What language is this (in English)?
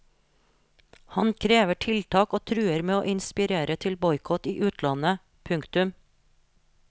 Norwegian